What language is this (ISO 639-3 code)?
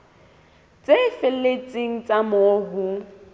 sot